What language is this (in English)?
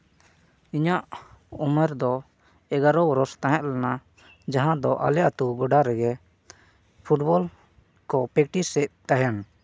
Santali